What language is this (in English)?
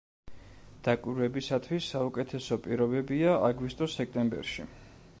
Georgian